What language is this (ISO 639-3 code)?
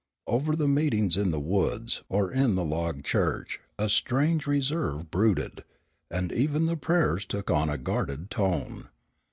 eng